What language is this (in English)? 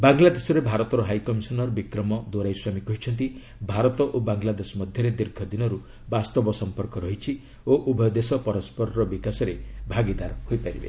Odia